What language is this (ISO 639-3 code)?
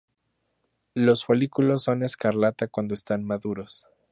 spa